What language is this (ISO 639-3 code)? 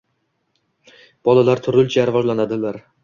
uzb